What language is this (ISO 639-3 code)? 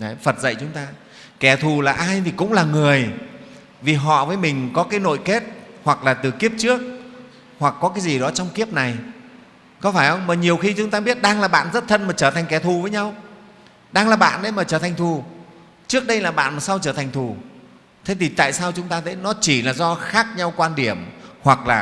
vie